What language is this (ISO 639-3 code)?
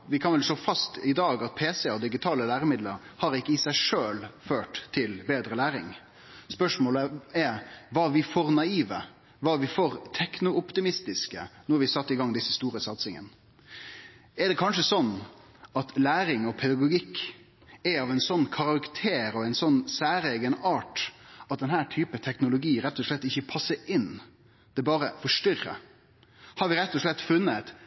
nno